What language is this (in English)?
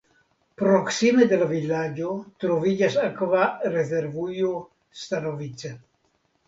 Esperanto